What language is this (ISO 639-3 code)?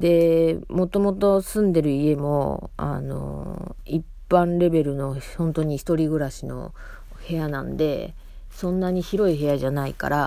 jpn